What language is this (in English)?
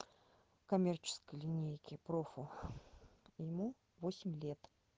Russian